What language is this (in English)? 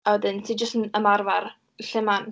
Welsh